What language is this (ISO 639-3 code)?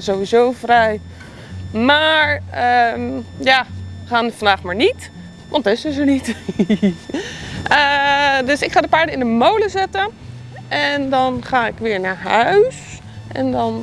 nld